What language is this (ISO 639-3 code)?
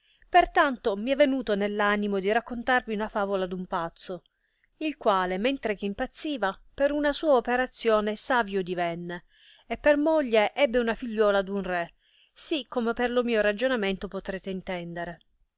ita